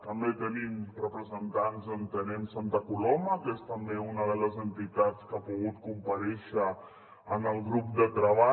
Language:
Catalan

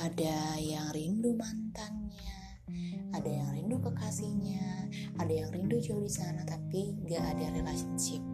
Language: Indonesian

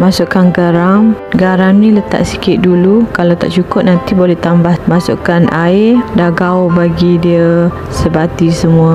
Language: Malay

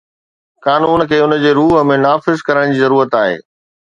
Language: Sindhi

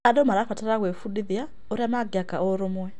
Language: Kikuyu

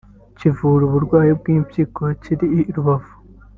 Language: Kinyarwanda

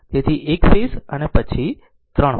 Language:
Gujarati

